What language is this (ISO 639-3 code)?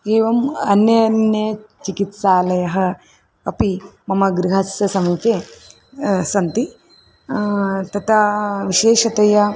san